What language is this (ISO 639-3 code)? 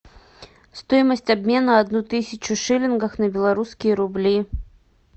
rus